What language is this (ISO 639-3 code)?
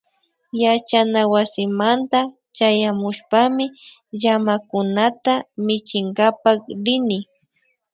qvi